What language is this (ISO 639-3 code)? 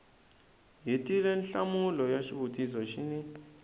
tso